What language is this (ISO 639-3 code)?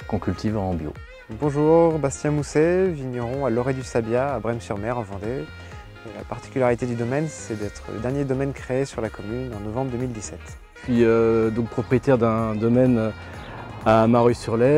fra